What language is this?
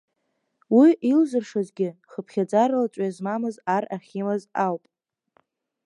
Abkhazian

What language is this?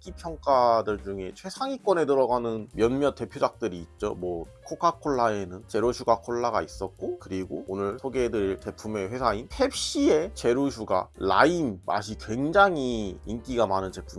Korean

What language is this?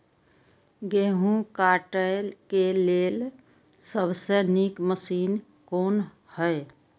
Maithili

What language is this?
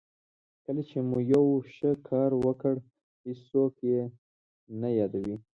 Pashto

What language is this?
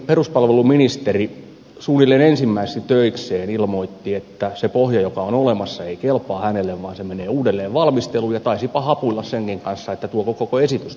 Finnish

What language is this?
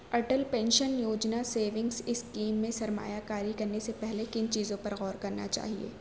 Urdu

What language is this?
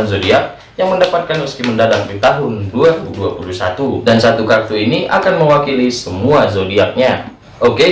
Indonesian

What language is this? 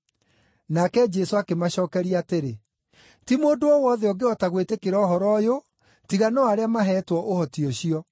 Kikuyu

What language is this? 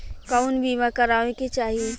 Bhojpuri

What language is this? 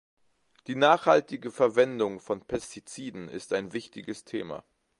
German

